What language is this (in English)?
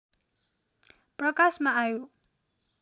Nepali